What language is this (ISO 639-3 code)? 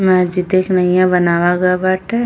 bho